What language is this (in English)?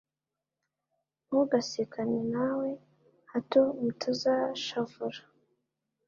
Kinyarwanda